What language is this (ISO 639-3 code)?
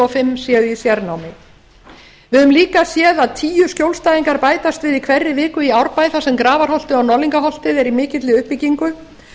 isl